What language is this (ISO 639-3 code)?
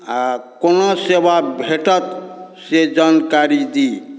mai